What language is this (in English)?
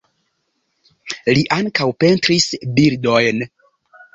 Esperanto